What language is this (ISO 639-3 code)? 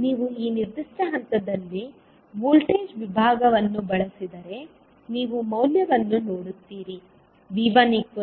kan